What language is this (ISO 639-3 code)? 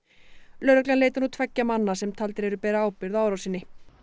isl